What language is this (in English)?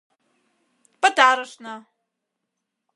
Mari